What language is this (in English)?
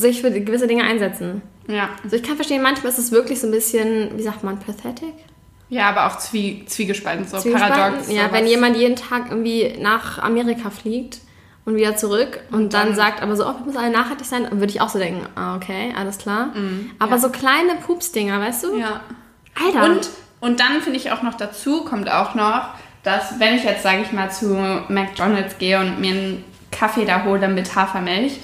German